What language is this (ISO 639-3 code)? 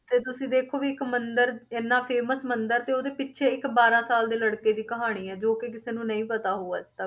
pan